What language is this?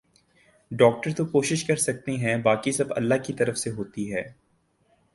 Urdu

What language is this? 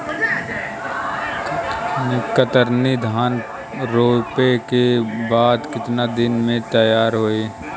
Bhojpuri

